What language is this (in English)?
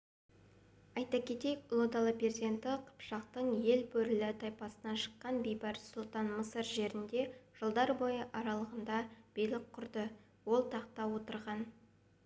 Kazakh